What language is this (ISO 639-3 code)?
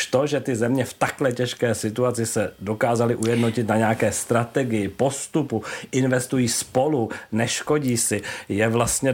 ces